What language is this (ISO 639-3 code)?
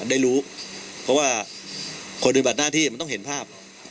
tha